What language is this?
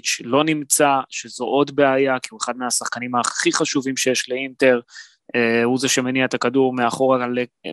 Hebrew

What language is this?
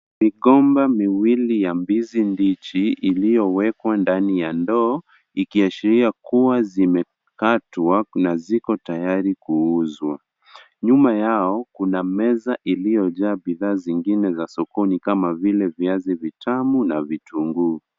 Swahili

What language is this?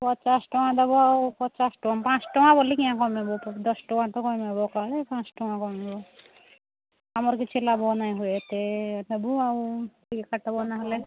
Odia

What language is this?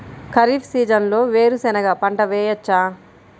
Telugu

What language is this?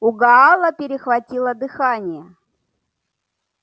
Russian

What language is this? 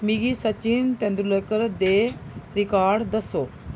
Dogri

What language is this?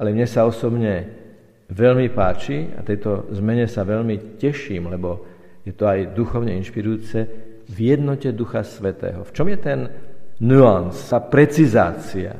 Slovak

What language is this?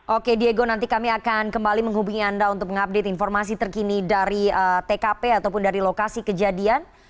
Indonesian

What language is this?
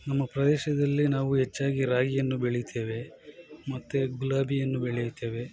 Kannada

